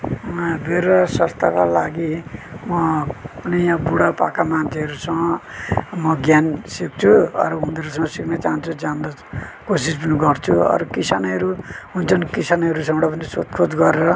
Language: Nepali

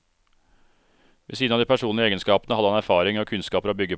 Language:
Norwegian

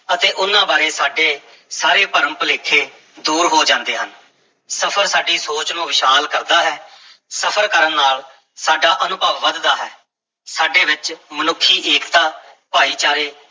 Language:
Punjabi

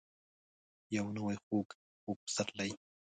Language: Pashto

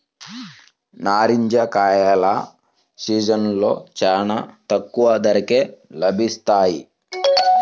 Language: Telugu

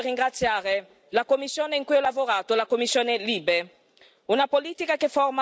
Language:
Italian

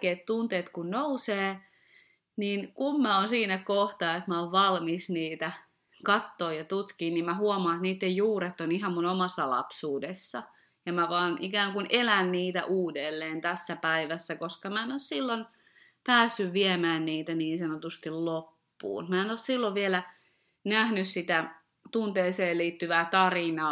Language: Finnish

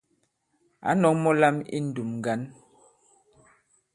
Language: Bankon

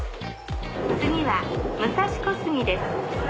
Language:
Japanese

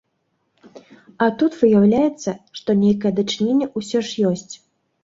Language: Belarusian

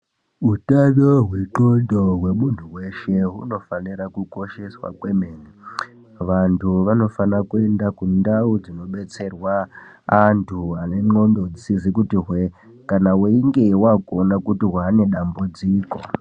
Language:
Ndau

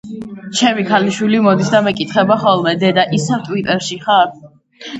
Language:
Georgian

